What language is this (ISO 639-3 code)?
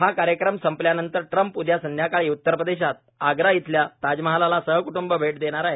mar